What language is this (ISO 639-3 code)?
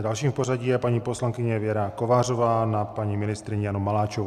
ces